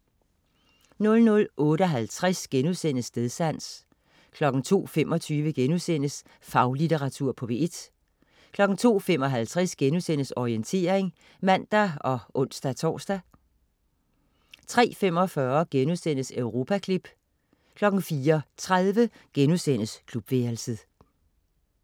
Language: Danish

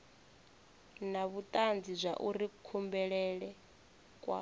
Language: Venda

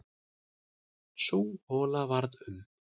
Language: Icelandic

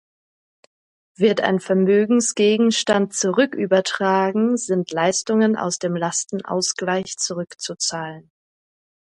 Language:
German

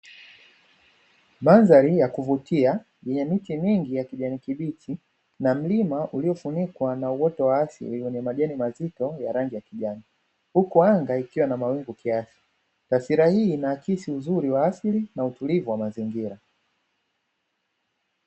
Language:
Swahili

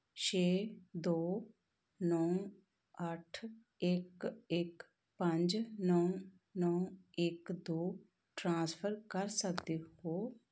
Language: Punjabi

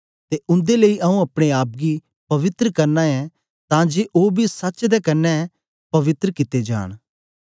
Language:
Dogri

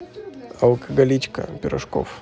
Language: Russian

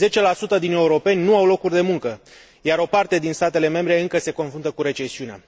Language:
Romanian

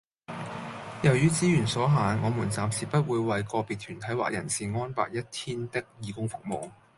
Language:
Cantonese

